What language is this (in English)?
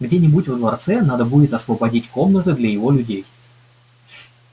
Russian